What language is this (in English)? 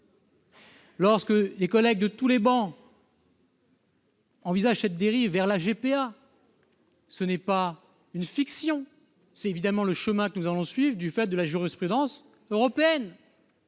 French